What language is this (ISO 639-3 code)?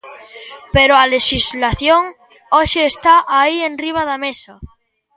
glg